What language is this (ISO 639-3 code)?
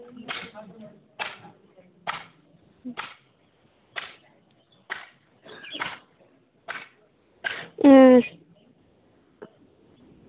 sat